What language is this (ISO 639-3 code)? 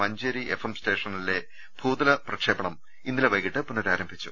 mal